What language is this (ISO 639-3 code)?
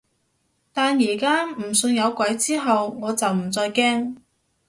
yue